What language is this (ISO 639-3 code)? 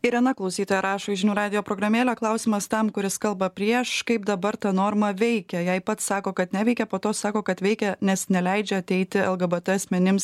lit